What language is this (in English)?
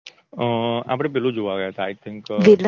Gujarati